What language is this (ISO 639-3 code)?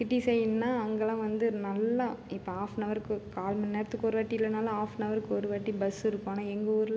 tam